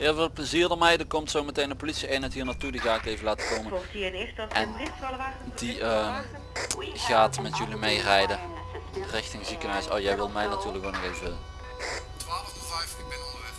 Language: Dutch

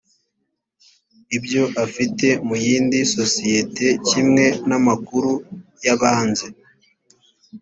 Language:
Kinyarwanda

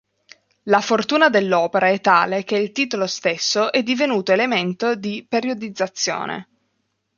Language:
Italian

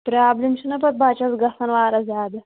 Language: Kashmiri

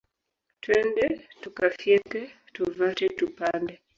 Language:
Swahili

